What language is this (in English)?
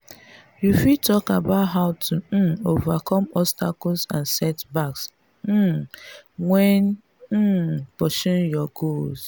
Nigerian Pidgin